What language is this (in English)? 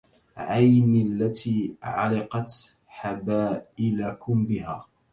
Arabic